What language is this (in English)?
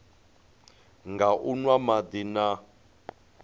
Venda